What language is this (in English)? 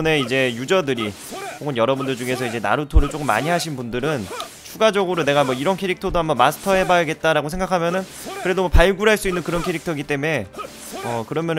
Korean